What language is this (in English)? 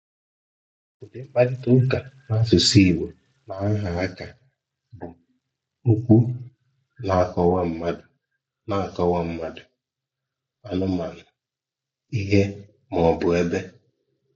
Igbo